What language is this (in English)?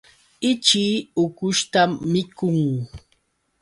Yauyos Quechua